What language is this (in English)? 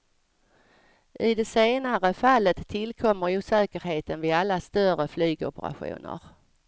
Swedish